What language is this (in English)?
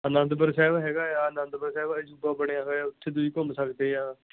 Punjabi